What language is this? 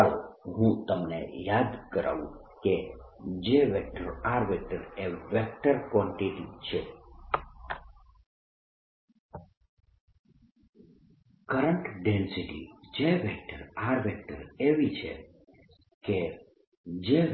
Gujarati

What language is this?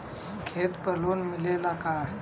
Bhojpuri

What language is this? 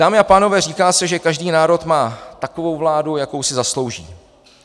Czech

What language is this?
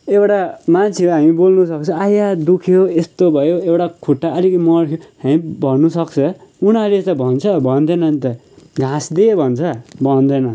Nepali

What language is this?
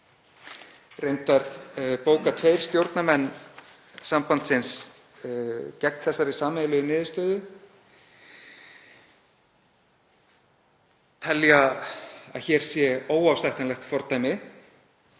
Icelandic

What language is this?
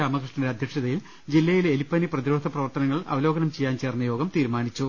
Malayalam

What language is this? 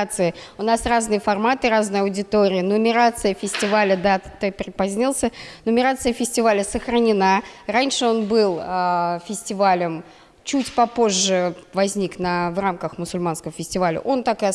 Russian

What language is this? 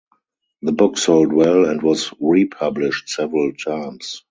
English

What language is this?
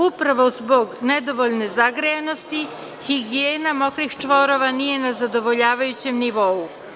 Serbian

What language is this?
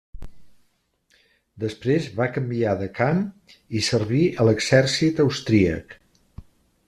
Catalan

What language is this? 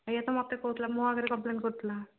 Odia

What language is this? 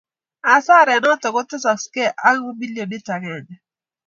Kalenjin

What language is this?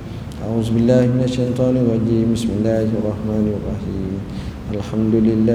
Malay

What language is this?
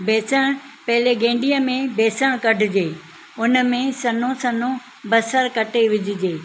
Sindhi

